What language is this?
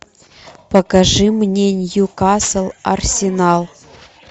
Russian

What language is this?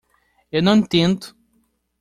Portuguese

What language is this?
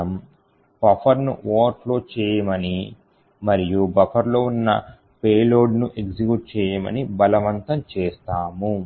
Telugu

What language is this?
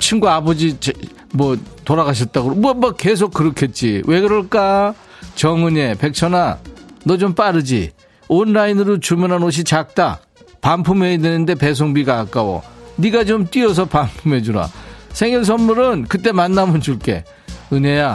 Korean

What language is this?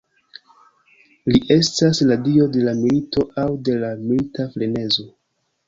Esperanto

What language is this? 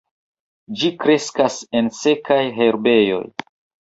Esperanto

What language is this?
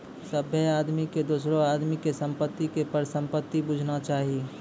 Maithili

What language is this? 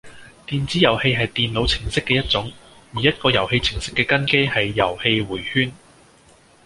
Cantonese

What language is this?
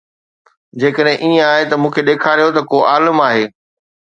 Sindhi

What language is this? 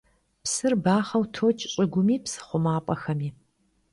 Kabardian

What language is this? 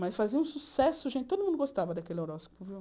Portuguese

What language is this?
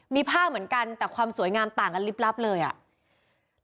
Thai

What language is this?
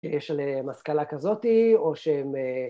Hebrew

